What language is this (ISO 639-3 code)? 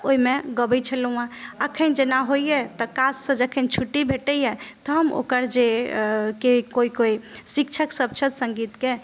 mai